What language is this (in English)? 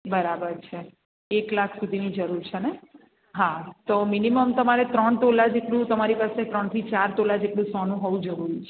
Gujarati